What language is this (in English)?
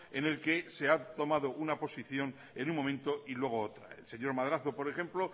Spanish